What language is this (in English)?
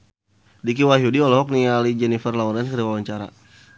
Sundanese